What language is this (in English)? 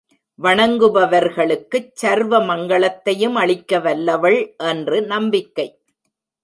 Tamil